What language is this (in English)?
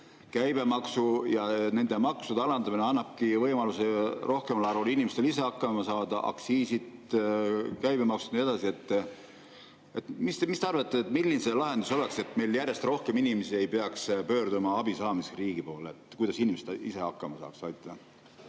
Estonian